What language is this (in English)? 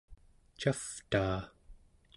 Central Yupik